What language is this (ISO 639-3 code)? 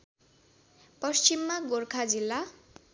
nep